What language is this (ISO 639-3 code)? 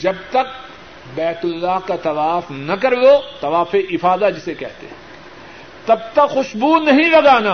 urd